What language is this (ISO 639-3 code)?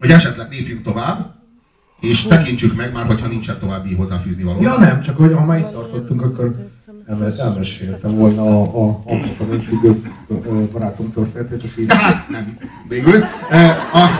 hun